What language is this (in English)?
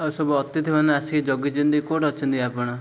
Odia